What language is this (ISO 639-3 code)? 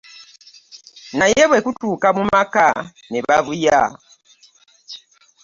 lug